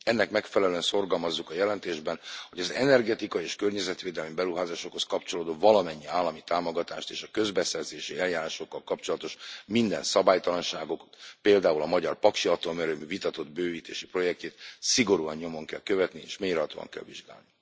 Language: Hungarian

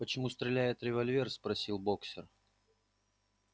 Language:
Russian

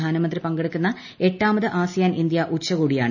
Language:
Malayalam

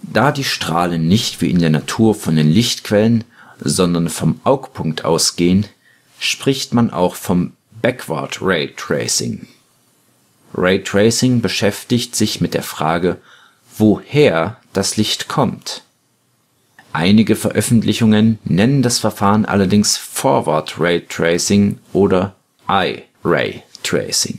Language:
German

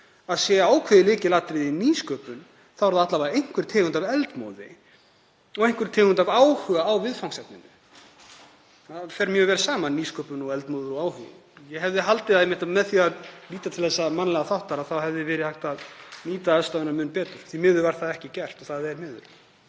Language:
Icelandic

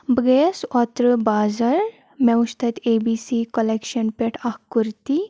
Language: Kashmiri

